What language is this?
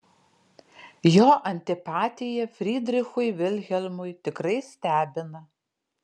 Lithuanian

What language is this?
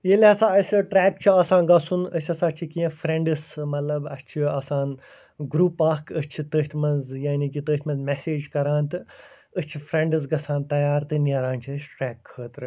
Kashmiri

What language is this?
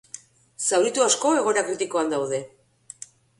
Basque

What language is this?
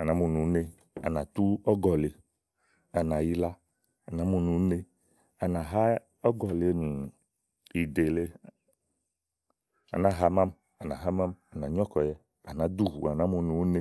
Igo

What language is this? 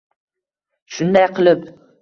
Uzbek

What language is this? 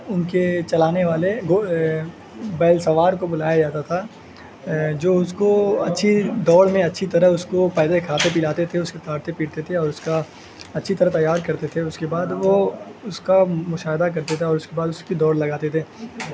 Urdu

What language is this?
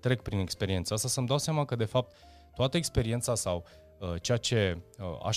Romanian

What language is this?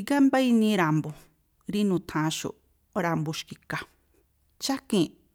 Tlacoapa Me'phaa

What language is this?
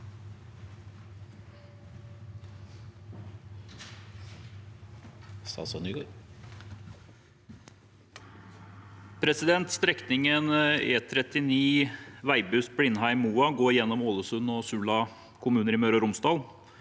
Norwegian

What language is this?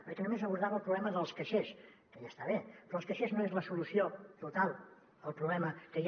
Catalan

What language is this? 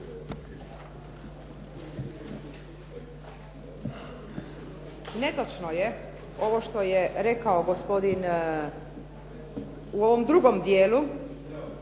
Croatian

